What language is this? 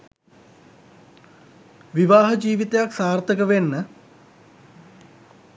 Sinhala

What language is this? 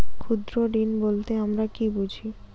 Bangla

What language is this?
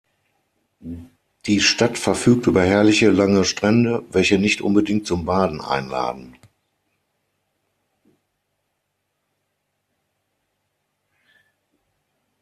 German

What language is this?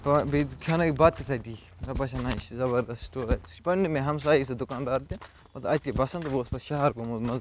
Kashmiri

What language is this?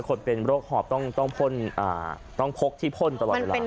Thai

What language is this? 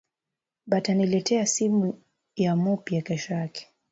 Swahili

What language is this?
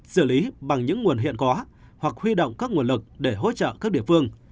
Vietnamese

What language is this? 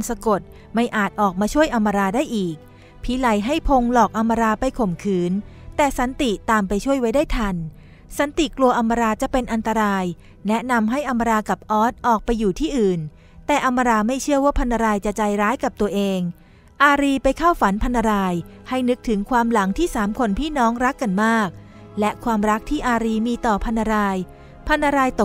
Thai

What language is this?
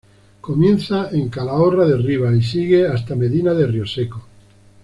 Spanish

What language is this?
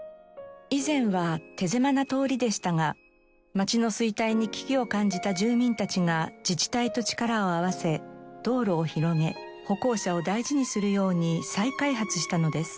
Japanese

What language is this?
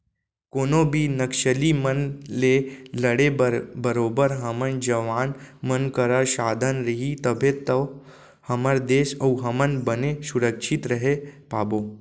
Chhattisgarhi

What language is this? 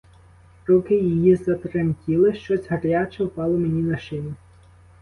Ukrainian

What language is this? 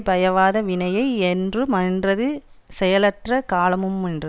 Tamil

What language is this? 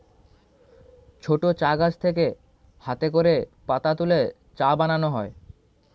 Bangla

